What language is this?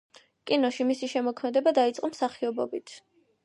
Georgian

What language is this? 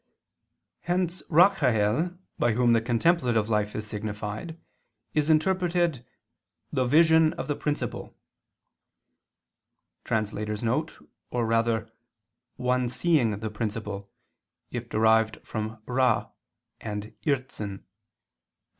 English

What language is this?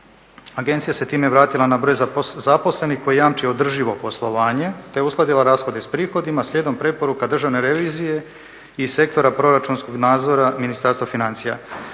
Croatian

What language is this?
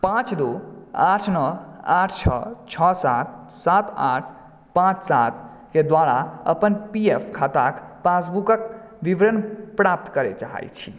Maithili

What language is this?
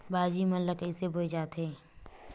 Chhattisgarhi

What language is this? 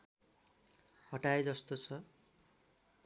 Nepali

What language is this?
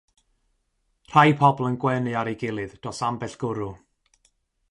Welsh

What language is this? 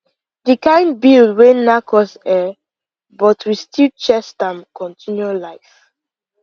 Nigerian Pidgin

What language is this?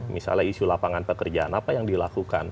Indonesian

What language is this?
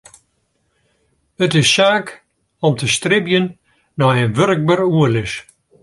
Western Frisian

